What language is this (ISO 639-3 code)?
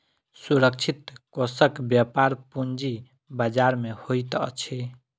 mai